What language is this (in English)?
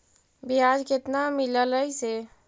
Magahi